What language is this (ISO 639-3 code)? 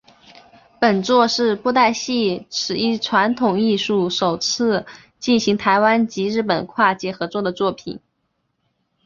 zho